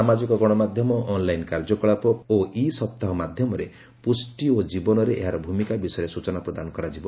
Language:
Odia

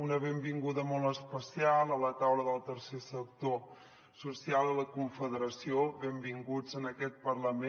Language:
Catalan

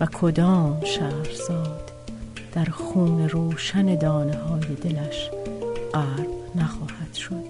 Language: Persian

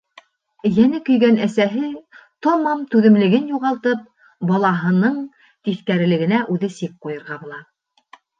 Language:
Bashkir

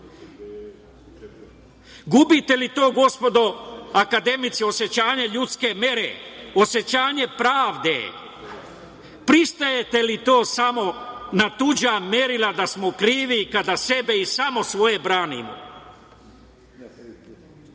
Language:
Serbian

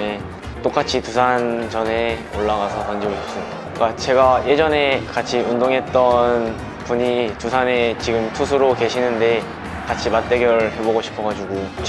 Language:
Korean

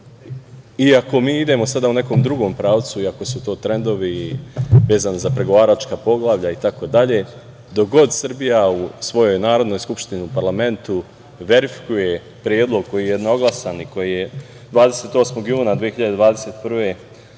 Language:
Serbian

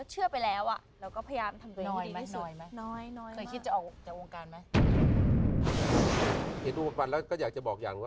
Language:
Thai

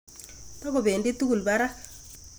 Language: Kalenjin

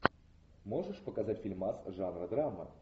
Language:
Russian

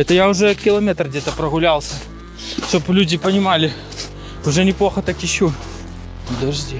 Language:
Russian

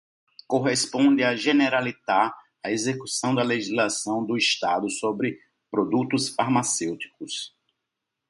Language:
Portuguese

